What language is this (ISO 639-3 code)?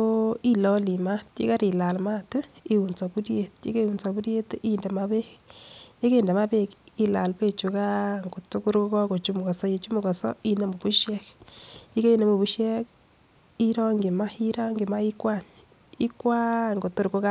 kln